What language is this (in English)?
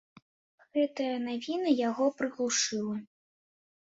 Belarusian